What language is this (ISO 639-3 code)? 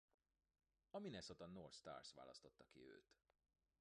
hun